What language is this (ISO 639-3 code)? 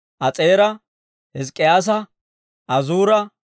dwr